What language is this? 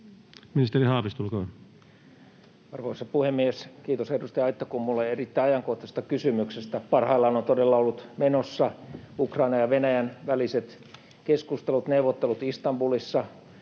Finnish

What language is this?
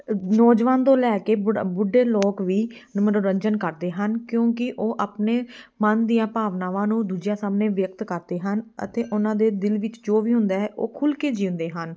Punjabi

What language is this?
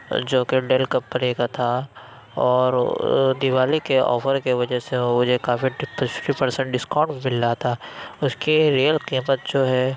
Urdu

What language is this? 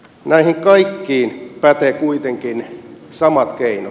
Finnish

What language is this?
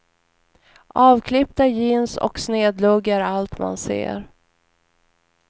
Swedish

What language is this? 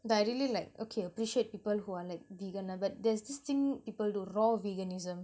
English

